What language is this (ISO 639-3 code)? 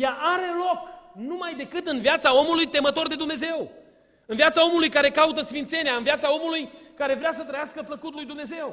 ron